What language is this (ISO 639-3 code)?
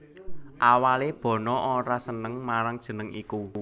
jav